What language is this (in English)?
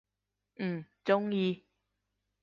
Cantonese